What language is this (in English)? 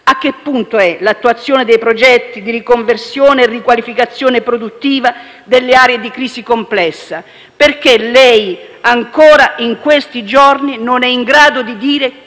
Italian